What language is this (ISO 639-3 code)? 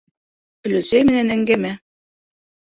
bak